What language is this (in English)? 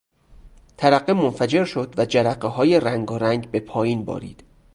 Persian